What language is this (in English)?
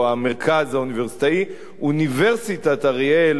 Hebrew